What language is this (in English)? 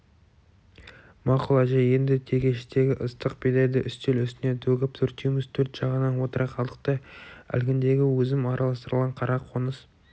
Kazakh